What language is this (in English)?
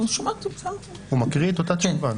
Hebrew